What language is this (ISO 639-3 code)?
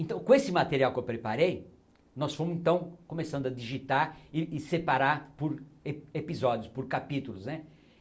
por